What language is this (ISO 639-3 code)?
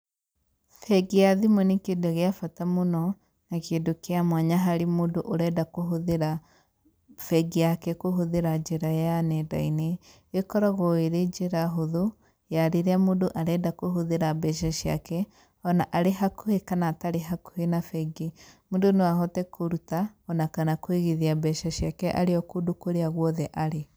kik